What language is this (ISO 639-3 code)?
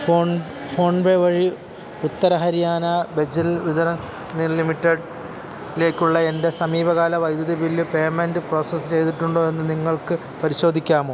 mal